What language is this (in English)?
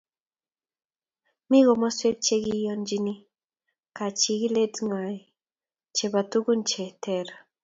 Kalenjin